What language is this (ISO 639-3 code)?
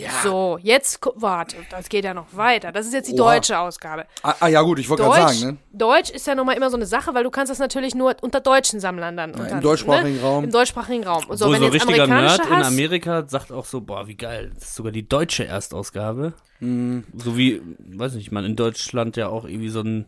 deu